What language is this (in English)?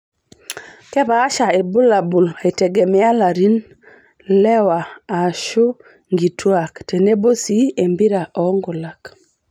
Masai